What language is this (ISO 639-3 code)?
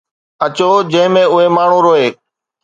snd